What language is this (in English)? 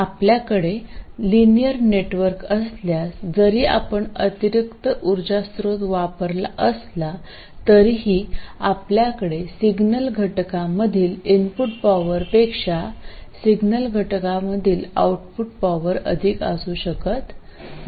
Marathi